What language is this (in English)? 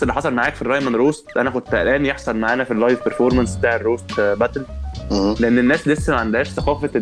Arabic